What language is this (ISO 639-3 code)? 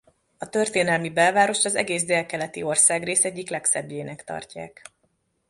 hun